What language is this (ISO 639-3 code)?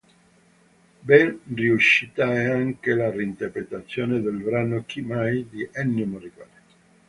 ita